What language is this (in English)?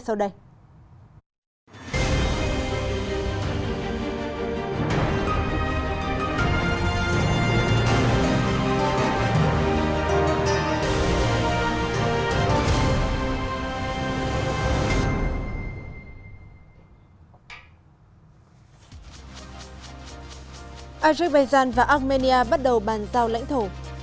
Vietnamese